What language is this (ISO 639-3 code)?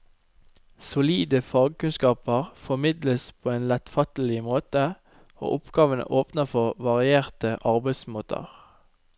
nor